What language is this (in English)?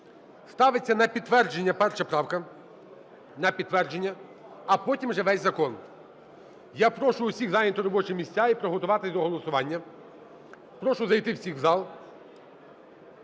Ukrainian